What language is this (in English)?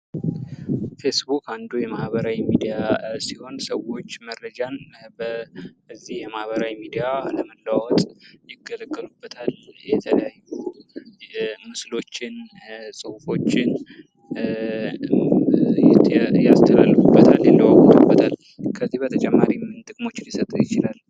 Amharic